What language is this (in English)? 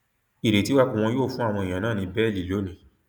Yoruba